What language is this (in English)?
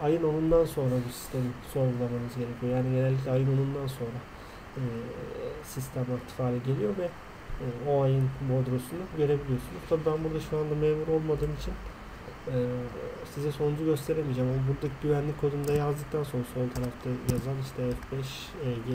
Turkish